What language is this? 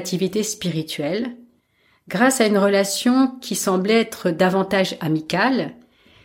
French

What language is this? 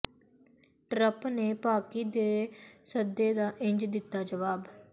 Punjabi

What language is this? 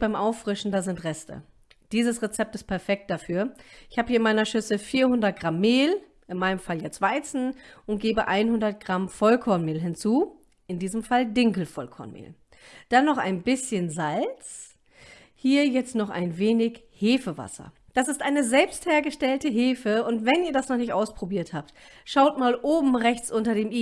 German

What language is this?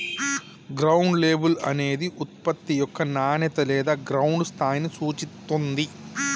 Telugu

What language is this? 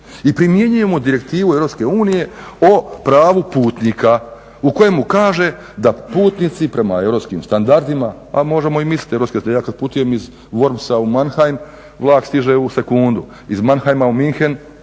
Croatian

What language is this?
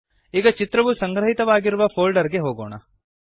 Kannada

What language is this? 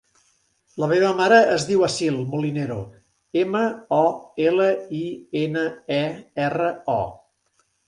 Catalan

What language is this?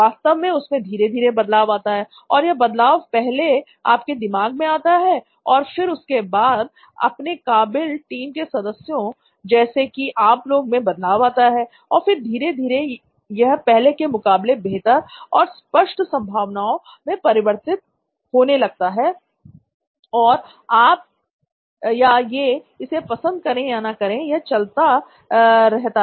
Hindi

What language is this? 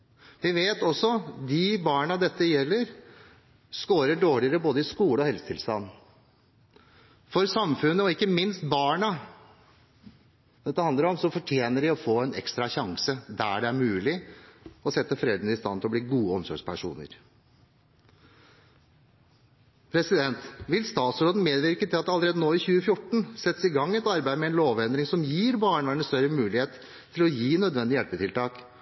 Norwegian Bokmål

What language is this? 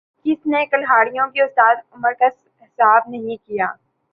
Urdu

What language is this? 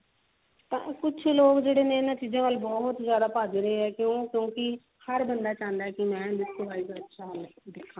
Punjabi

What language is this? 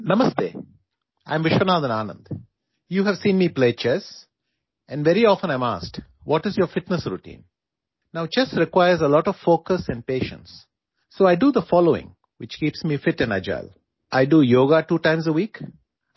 Urdu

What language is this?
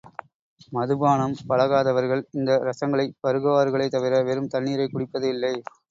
Tamil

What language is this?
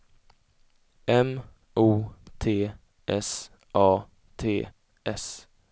Swedish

